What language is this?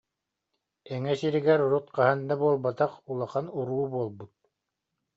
Yakut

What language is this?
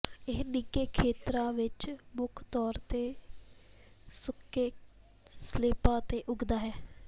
Punjabi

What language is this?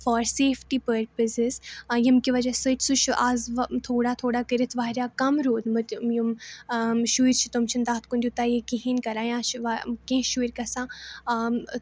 Kashmiri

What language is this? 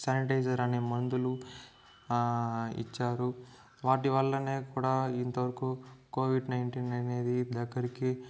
Telugu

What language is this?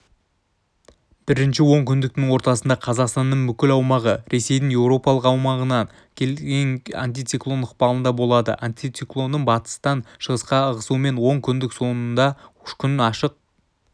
Kazakh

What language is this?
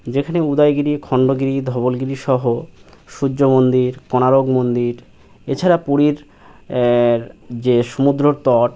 Bangla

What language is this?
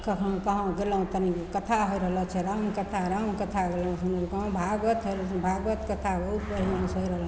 Maithili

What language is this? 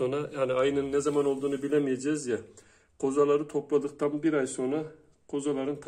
Turkish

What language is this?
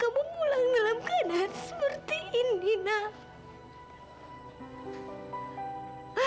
Indonesian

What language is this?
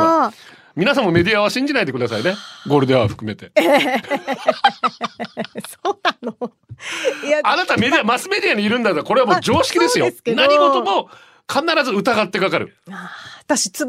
Japanese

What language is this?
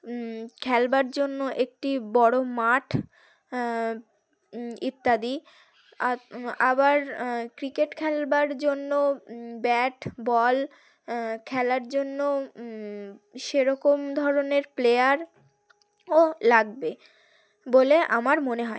Bangla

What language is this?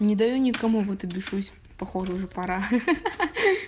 Russian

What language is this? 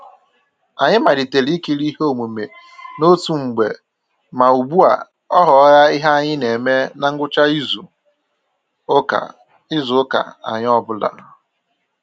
Igbo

